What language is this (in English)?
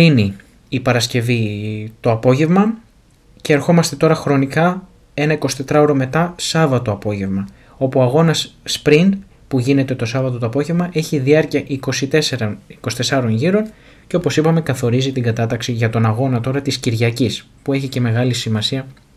Greek